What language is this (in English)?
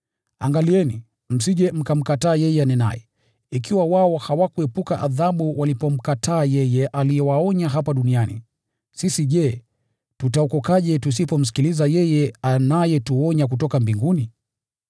Swahili